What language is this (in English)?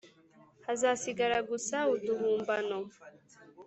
Kinyarwanda